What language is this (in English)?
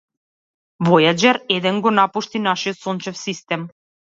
Macedonian